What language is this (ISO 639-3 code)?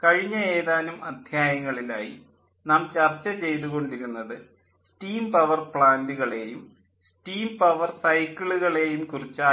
mal